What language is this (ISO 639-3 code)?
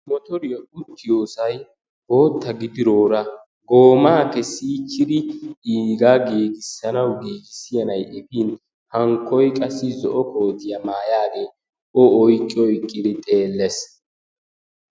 wal